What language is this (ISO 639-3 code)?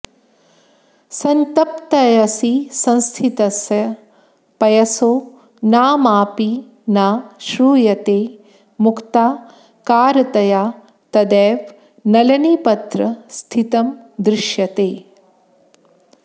san